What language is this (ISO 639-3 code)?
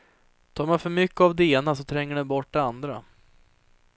swe